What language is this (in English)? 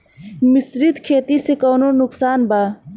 Bhojpuri